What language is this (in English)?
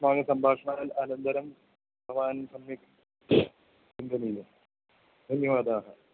Sanskrit